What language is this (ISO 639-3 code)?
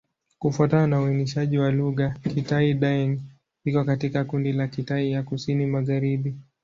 swa